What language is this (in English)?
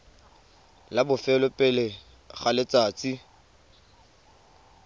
Tswana